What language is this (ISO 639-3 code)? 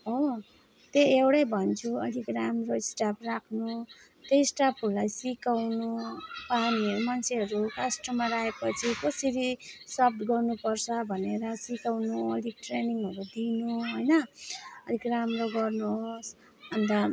nep